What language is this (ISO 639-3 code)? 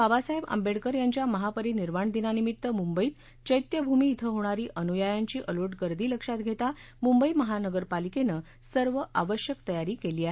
mar